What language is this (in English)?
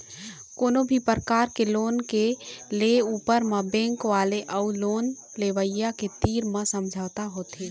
Chhattisgarhi